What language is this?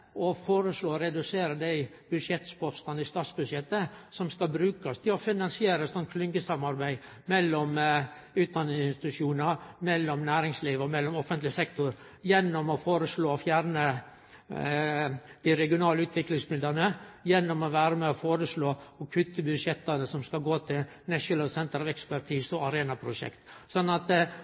Norwegian Nynorsk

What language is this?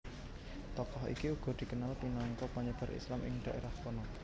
Javanese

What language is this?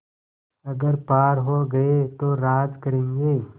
Hindi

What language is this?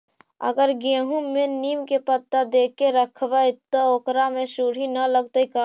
Magahi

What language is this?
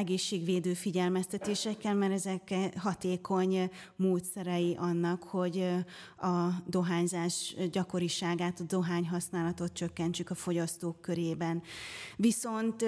Hungarian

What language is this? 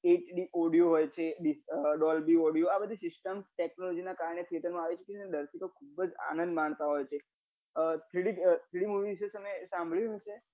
Gujarati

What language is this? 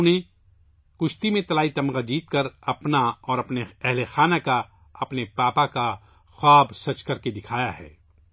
Urdu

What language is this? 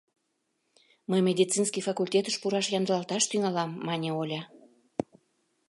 Mari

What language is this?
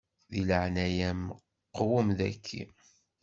Kabyle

